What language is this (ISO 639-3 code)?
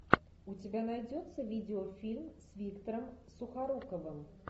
rus